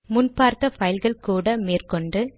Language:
Tamil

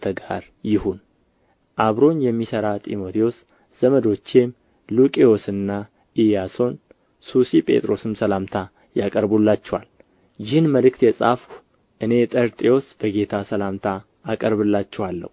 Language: Amharic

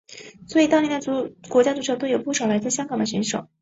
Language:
Chinese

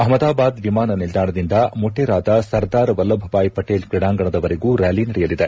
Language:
Kannada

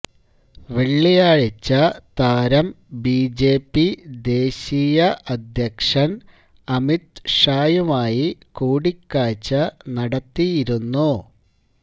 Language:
Malayalam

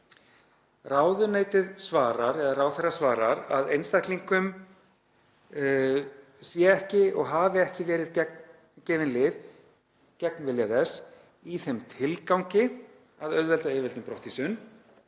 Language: Icelandic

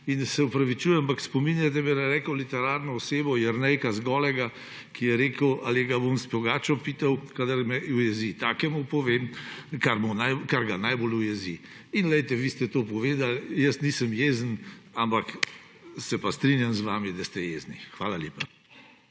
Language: Slovenian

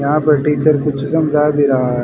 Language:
Hindi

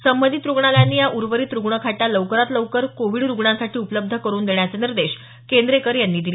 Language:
Marathi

